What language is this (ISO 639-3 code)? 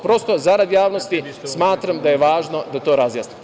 srp